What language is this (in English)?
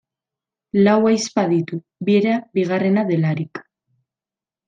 Basque